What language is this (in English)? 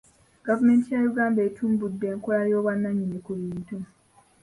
Ganda